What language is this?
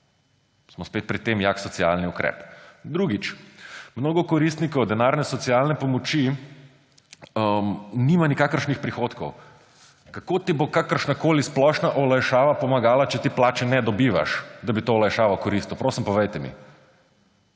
Slovenian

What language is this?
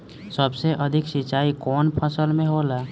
Bhojpuri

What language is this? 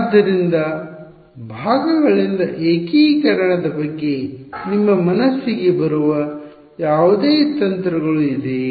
Kannada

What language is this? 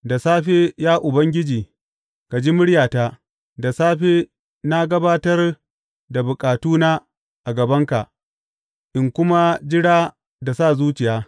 Hausa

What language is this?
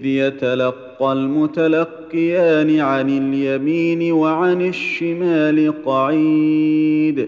Arabic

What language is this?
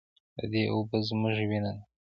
Pashto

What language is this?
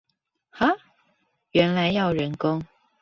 Chinese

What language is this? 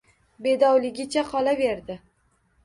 Uzbek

